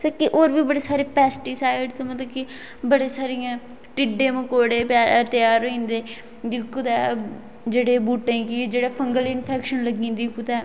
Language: Dogri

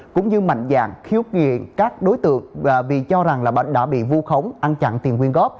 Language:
Vietnamese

